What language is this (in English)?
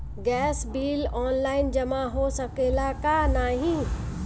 Bhojpuri